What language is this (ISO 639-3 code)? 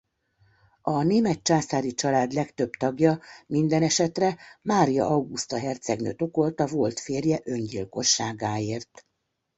hun